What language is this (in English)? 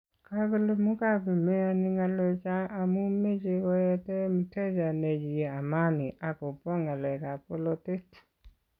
Kalenjin